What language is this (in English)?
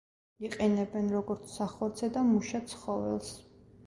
Georgian